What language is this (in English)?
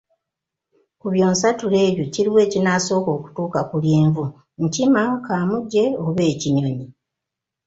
Ganda